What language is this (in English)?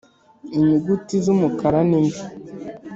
Kinyarwanda